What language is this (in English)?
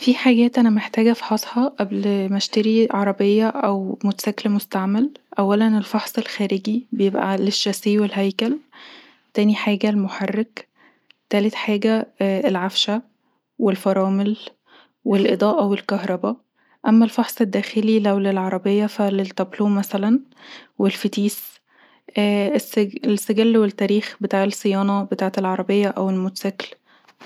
Egyptian Arabic